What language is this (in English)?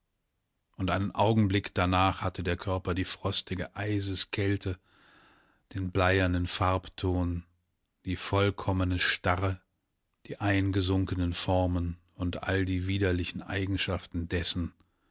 German